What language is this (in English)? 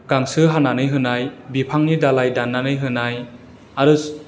Bodo